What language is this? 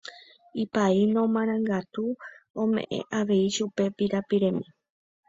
Guarani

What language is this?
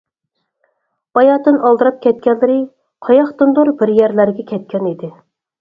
Uyghur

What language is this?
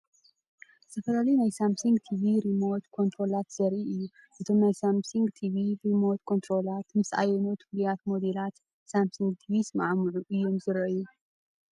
Tigrinya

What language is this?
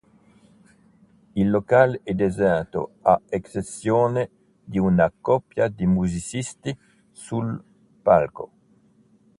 Italian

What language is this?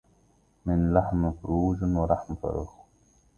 Arabic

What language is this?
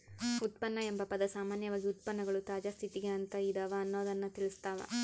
Kannada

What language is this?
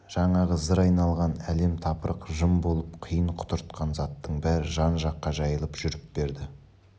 Kazakh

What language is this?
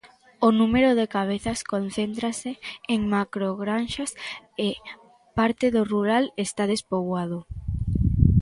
Galician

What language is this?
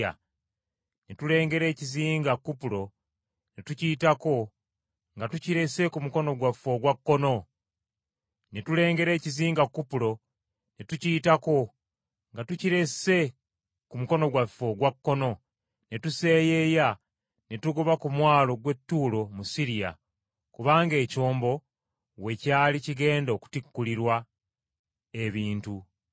Ganda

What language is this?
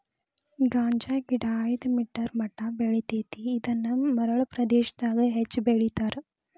Kannada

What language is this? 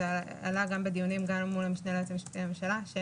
Hebrew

